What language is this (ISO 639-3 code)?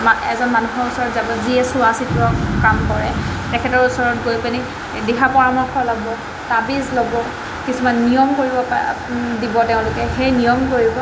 asm